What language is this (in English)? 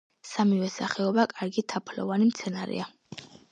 Georgian